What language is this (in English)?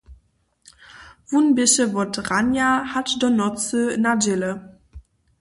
Upper Sorbian